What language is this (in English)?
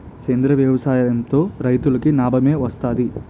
Telugu